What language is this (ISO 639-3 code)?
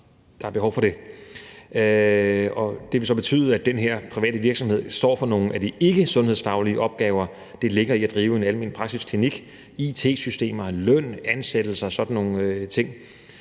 dan